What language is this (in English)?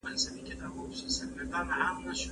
Pashto